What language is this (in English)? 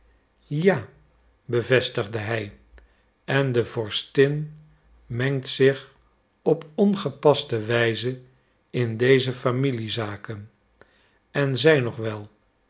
Dutch